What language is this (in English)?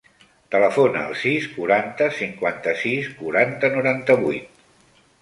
Catalan